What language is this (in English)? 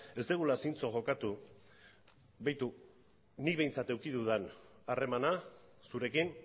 Basque